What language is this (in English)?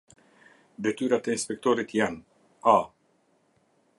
Albanian